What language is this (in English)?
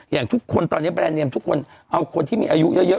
Thai